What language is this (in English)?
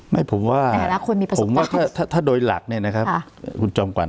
Thai